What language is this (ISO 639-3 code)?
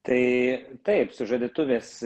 lit